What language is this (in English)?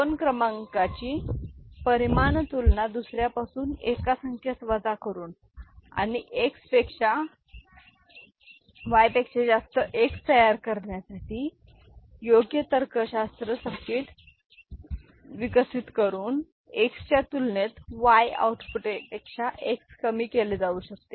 Marathi